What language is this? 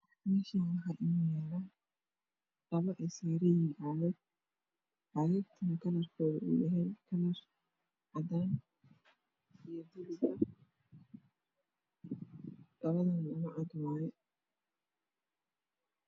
Somali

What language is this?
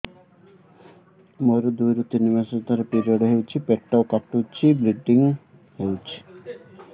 Odia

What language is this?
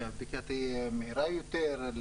Hebrew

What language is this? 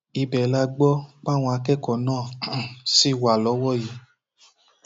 Yoruba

